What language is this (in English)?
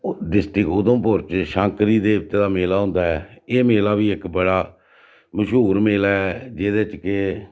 Dogri